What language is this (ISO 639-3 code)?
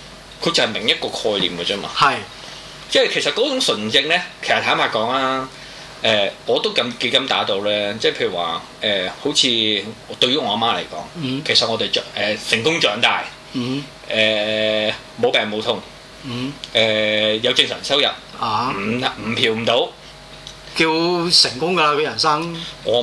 zho